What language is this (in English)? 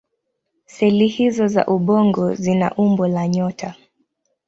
Swahili